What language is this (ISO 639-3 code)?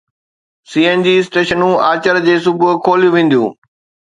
snd